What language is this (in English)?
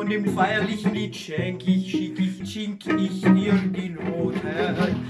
German